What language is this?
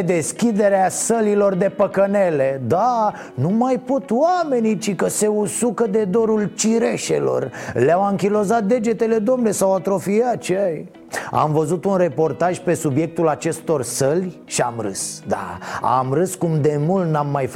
Romanian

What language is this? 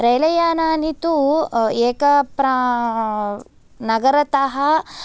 Sanskrit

